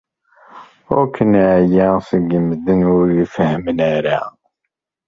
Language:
Kabyle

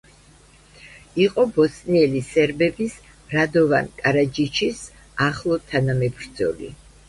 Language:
Georgian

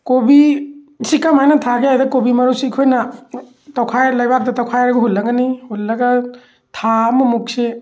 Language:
Manipuri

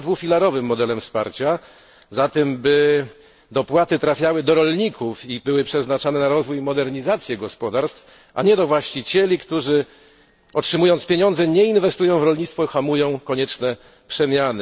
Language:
Polish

